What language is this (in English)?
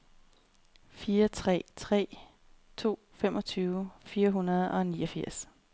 Danish